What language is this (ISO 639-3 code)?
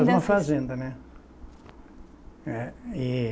por